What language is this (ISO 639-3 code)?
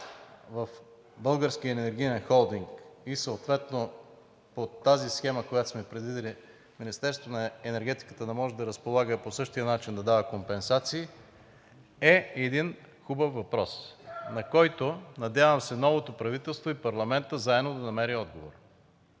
bul